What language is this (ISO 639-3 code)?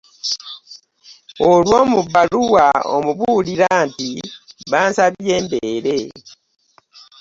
lug